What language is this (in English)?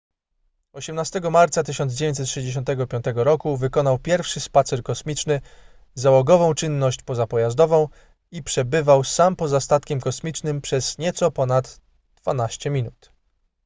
Polish